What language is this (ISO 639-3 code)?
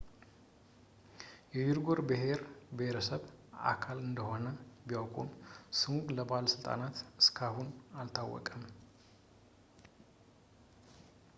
amh